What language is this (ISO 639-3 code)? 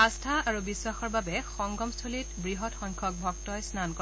asm